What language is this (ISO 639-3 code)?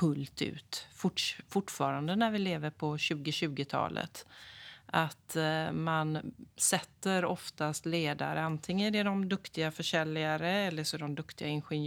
swe